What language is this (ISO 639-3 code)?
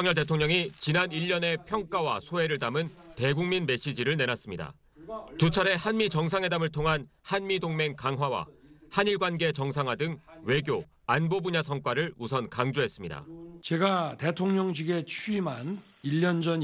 kor